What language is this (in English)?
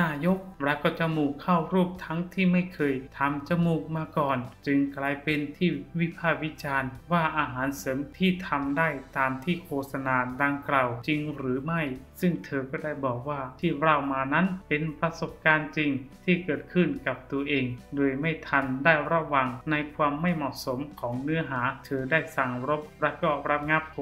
Thai